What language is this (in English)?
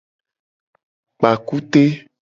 Gen